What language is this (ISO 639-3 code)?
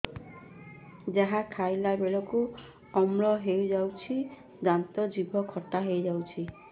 ori